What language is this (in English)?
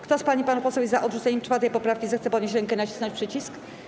Polish